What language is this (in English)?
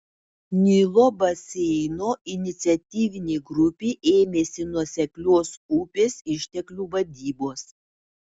Lithuanian